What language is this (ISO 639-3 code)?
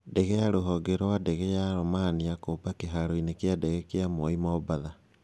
kik